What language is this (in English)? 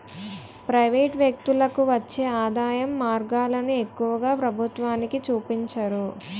Telugu